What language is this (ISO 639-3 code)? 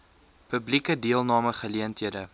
afr